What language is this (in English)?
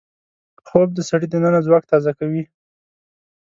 Pashto